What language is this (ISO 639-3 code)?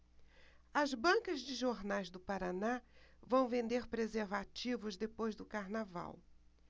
por